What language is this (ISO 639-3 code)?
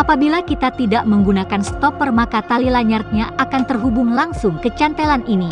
ind